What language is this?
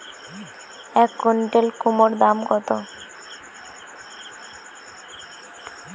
Bangla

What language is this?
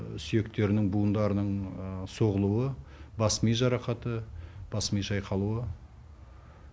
Kazakh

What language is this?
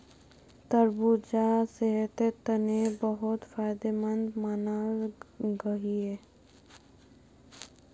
Magahi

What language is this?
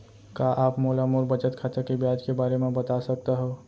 Chhattisgarhi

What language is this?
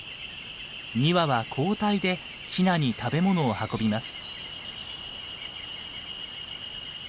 Japanese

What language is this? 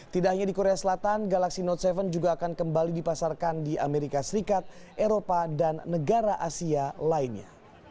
Indonesian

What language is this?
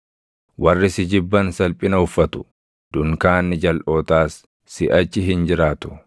Oromo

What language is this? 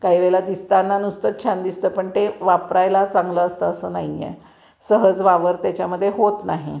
Marathi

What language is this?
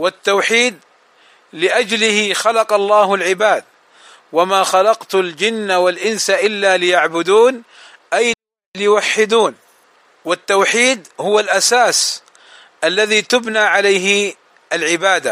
Arabic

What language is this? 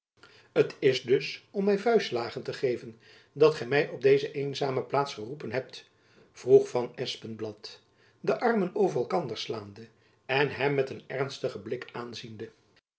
Dutch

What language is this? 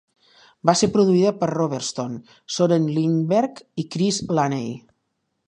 Catalan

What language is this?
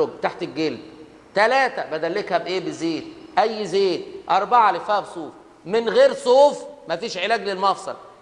Arabic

